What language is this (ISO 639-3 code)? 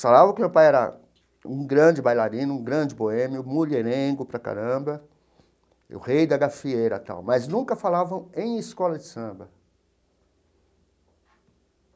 por